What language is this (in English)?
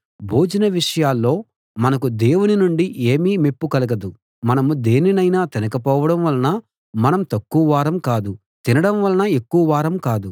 Telugu